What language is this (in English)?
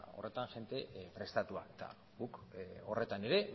Basque